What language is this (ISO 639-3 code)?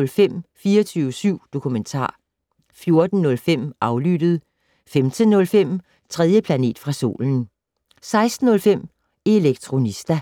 dan